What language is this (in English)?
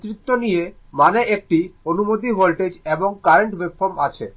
Bangla